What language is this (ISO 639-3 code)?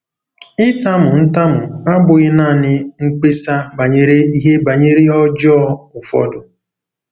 ibo